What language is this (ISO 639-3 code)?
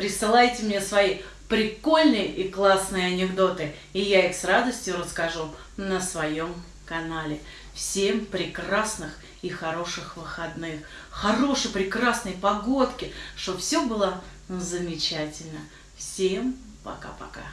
rus